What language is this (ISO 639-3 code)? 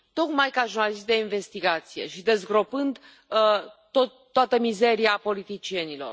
ron